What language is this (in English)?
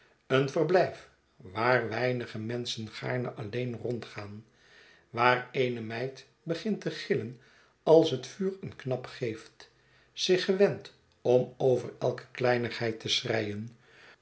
Dutch